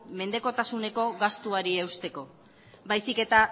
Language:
Basque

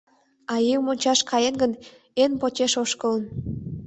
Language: Mari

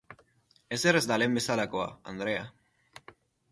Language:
Basque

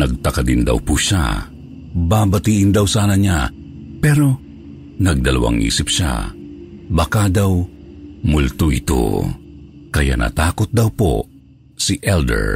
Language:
Filipino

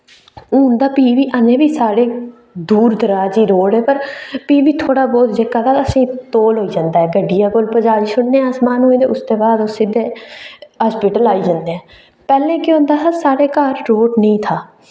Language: Dogri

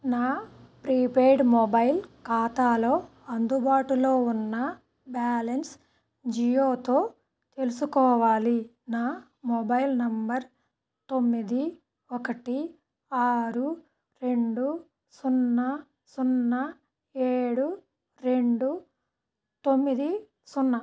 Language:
Telugu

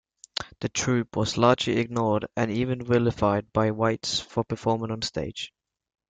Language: English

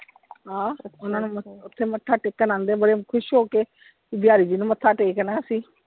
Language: Punjabi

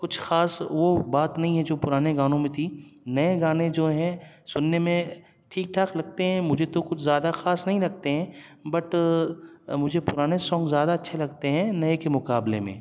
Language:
Urdu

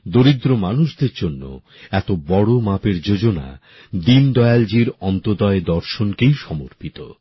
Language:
Bangla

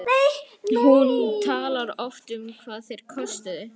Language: Icelandic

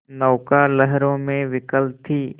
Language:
Hindi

